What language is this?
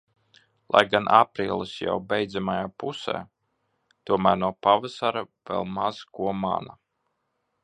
Latvian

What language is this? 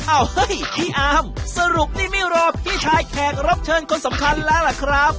Thai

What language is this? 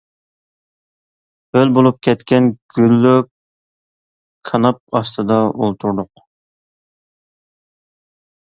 Uyghur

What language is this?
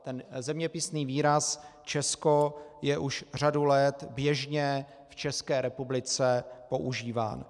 Czech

